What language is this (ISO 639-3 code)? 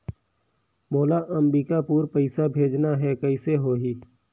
hne